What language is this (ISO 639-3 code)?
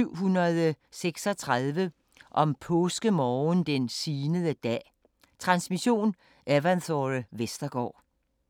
dan